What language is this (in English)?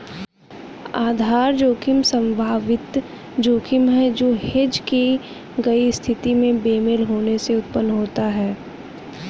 Hindi